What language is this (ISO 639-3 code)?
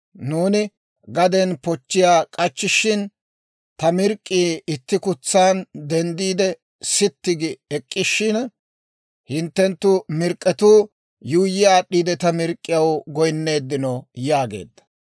dwr